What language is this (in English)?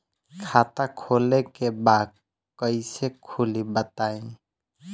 Bhojpuri